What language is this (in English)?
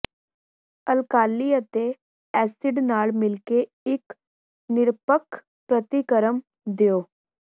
Punjabi